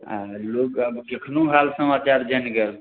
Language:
Maithili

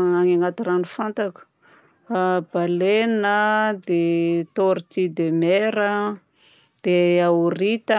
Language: Southern Betsimisaraka Malagasy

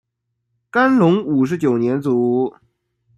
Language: Chinese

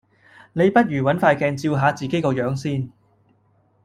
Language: Cantonese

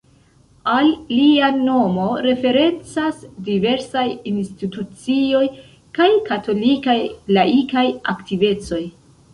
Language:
Esperanto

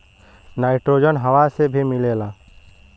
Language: Bhojpuri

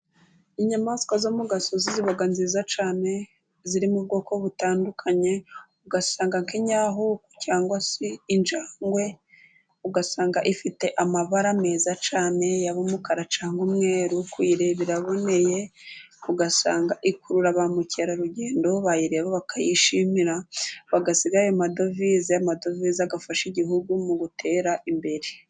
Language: Kinyarwanda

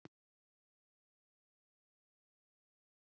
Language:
Kazakh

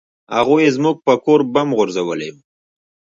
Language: Pashto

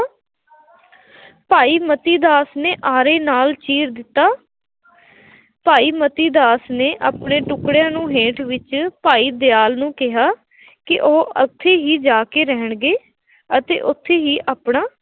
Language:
Punjabi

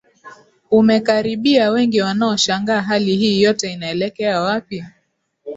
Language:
Swahili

